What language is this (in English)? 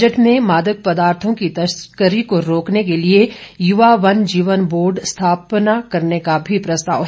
Hindi